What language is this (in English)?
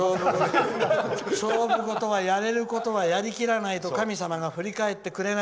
Japanese